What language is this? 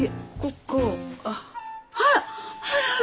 Japanese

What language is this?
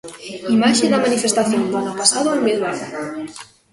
Galician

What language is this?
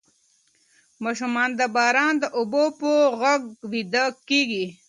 Pashto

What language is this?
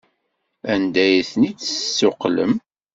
Kabyle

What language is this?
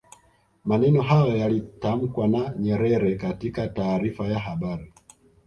Swahili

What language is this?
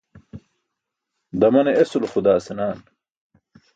Burushaski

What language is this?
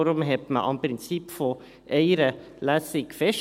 Swiss German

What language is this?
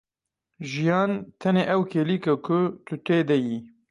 Kurdish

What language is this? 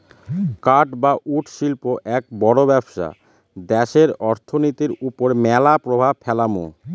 Bangla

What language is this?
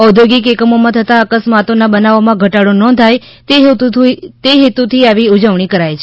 Gujarati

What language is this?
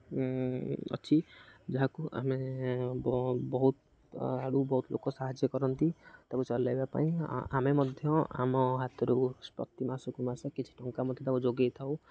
Odia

